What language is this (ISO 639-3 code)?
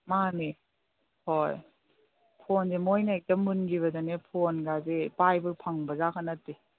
mni